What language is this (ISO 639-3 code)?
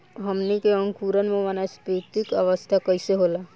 bho